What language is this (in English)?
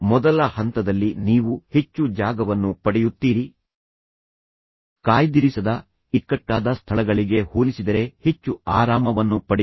Kannada